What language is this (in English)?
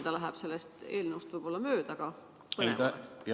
Estonian